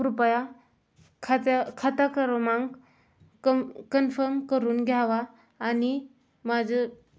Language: Marathi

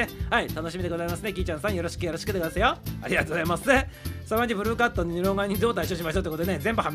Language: Japanese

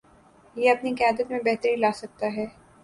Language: Urdu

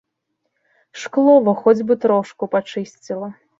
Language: Belarusian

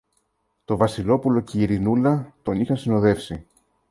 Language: Greek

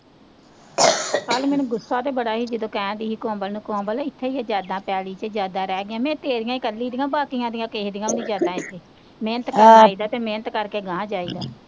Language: Punjabi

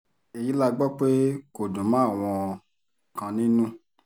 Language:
Yoruba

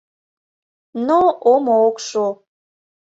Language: Mari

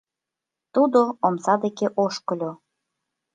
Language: Mari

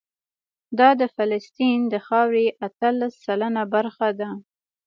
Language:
Pashto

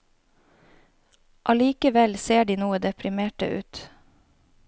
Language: Norwegian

